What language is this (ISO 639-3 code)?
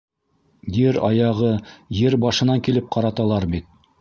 bak